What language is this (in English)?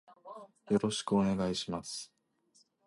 Japanese